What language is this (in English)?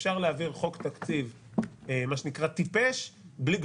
Hebrew